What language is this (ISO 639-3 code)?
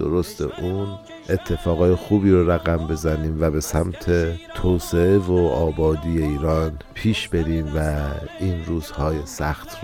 fas